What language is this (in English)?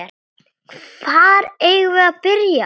Icelandic